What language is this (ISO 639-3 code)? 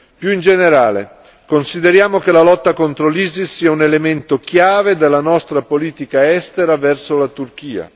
ita